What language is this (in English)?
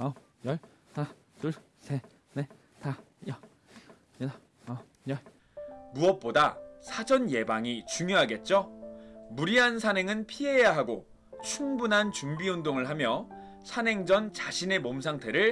Korean